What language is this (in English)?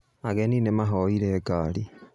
Kikuyu